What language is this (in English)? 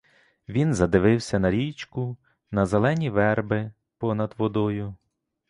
Ukrainian